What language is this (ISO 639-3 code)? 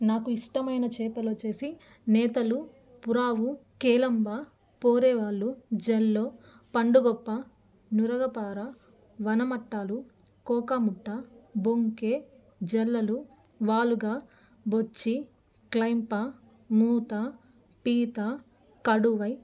tel